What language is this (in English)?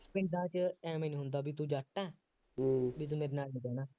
Punjabi